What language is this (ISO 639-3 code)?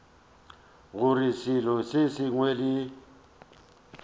nso